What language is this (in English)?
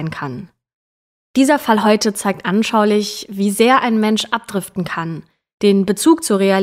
German